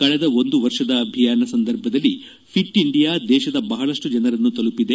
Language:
Kannada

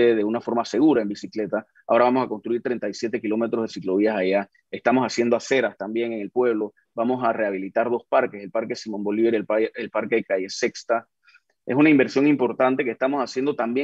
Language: Spanish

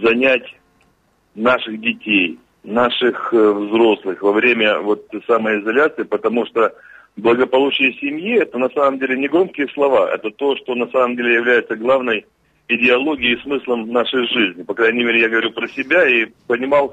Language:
Russian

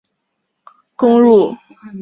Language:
Chinese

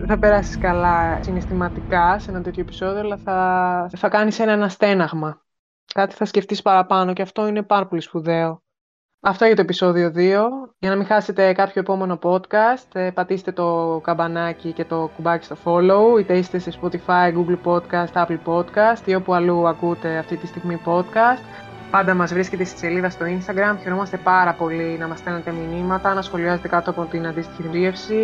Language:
Greek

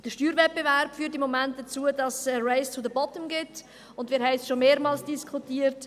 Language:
Swiss German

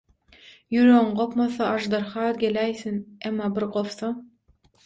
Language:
Turkmen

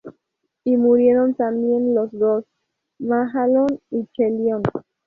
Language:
Spanish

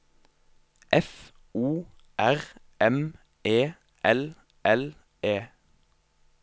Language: Norwegian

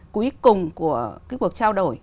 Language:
Vietnamese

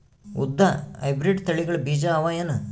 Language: Kannada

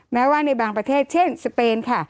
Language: Thai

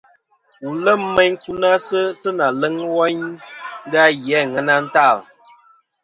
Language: Kom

